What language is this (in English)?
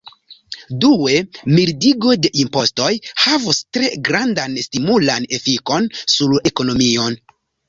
Esperanto